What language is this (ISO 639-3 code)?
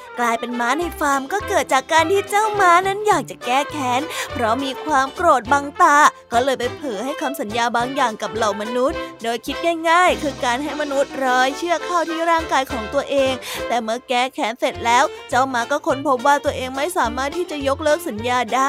tha